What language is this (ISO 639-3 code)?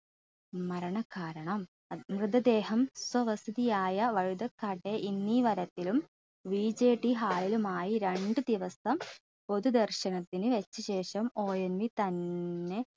mal